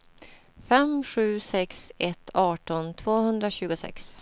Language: Swedish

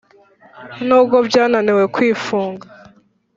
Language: Kinyarwanda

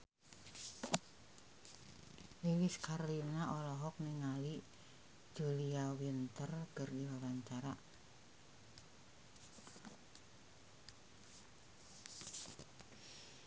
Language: Sundanese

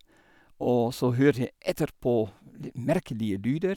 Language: Norwegian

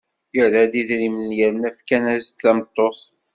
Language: Kabyle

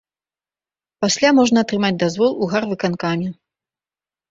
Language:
Belarusian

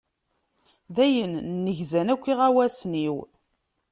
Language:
Kabyle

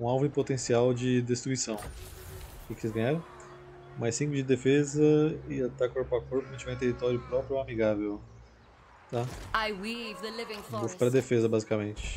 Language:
Portuguese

